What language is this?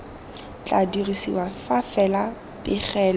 Tswana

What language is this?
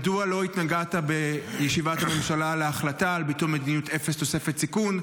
Hebrew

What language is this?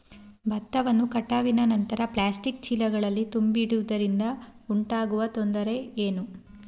Kannada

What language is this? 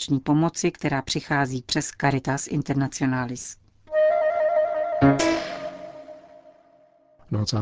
Czech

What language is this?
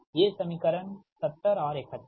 Hindi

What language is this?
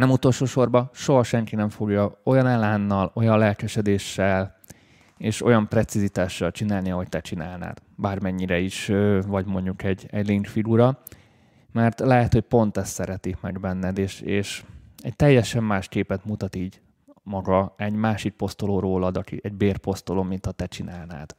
Hungarian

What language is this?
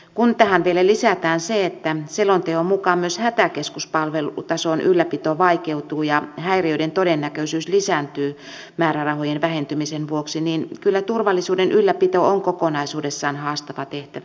Finnish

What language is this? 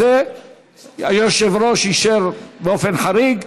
Hebrew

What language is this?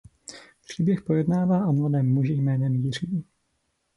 Czech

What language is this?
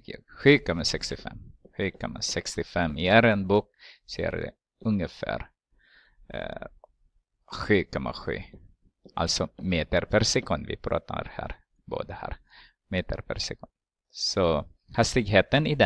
Swedish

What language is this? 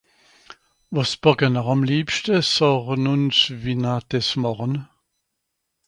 Swiss German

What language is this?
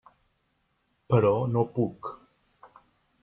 Catalan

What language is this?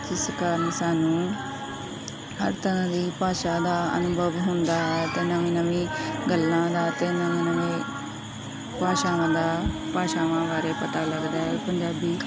Punjabi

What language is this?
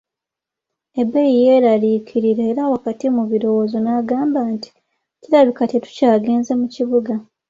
Ganda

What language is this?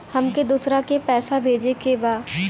Bhojpuri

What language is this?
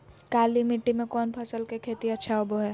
Magahi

